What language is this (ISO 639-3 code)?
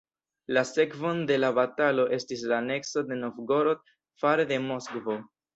epo